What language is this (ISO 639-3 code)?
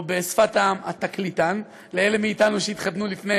heb